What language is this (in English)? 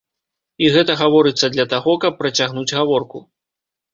Belarusian